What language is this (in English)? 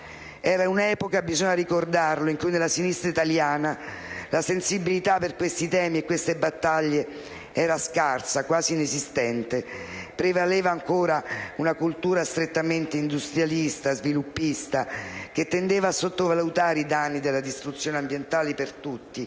Italian